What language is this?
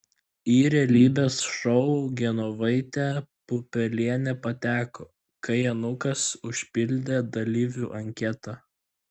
Lithuanian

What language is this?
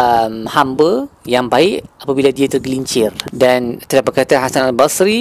Malay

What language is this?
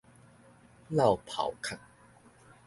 Min Nan Chinese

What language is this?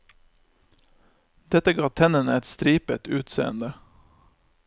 Norwegian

